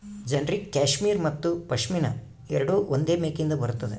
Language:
Kannada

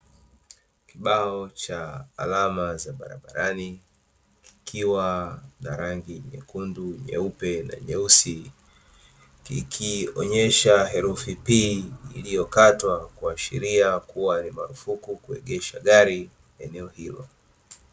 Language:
Swahili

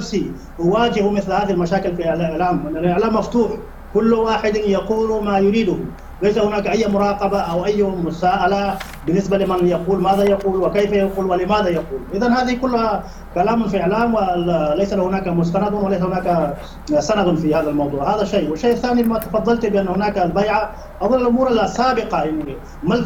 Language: Arabic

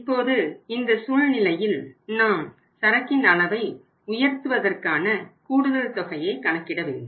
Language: Tamil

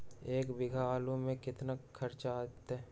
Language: Magahi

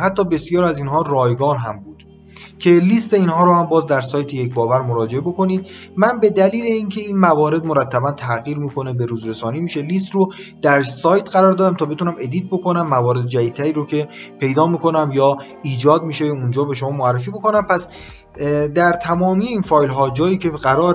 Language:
Persian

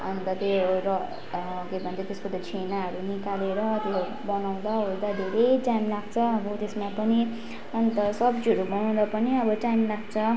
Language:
Nepali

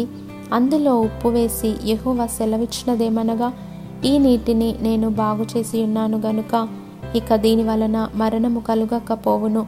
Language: Telugu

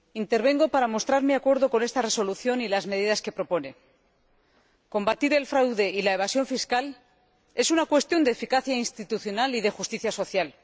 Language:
Spanish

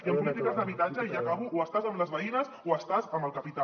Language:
Catalan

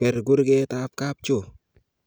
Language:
Kalenjin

